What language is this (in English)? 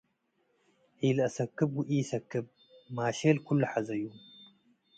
Tigre